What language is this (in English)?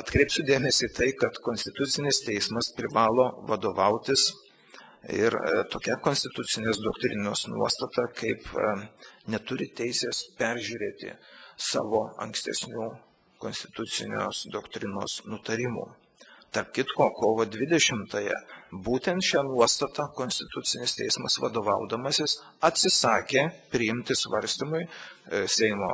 Lithuanian